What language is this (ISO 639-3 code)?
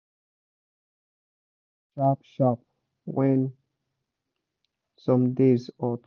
pcm